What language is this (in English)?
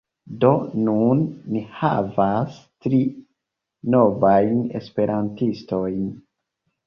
Esperanto